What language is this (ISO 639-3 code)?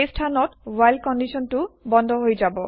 asm